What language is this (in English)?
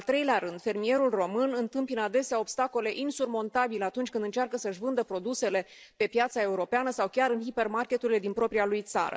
Romanian